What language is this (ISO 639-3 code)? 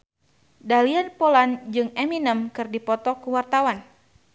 sun